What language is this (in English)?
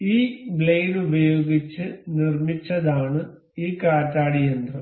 Malayalam